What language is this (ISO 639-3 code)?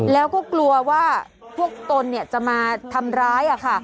tha